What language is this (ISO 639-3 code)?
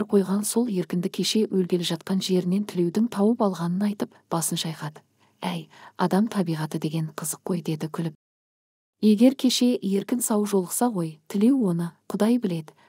tur